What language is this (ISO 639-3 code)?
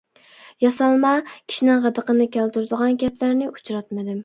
uig